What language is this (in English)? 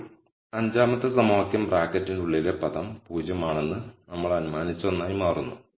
Malayalam